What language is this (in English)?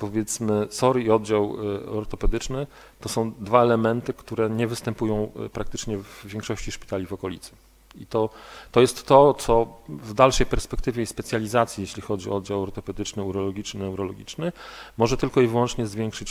Polish